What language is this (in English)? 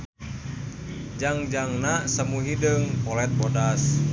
Sundanese